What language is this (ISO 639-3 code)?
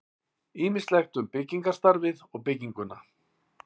isl